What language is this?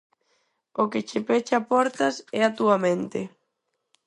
Galician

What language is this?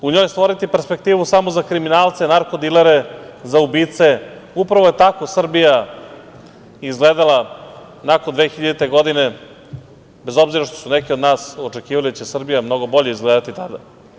Serbian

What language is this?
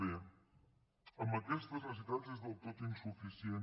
Catalan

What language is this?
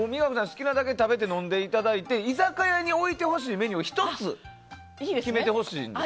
Japanese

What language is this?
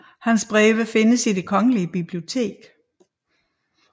Danish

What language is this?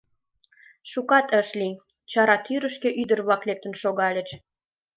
Mari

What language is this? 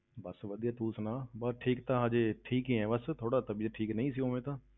Punjabi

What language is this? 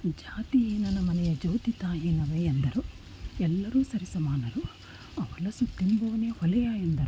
Kannada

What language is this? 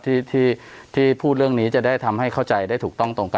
Thai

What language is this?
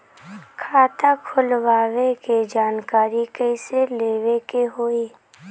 Bhojpuri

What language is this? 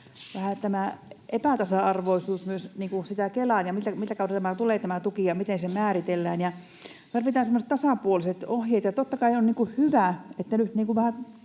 Finnish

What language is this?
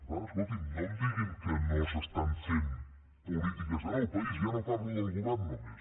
Catalan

